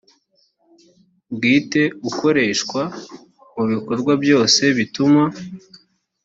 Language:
Kinyarwanda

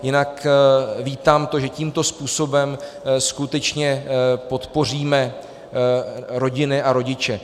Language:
Czech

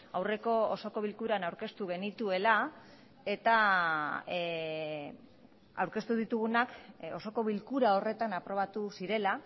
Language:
Basque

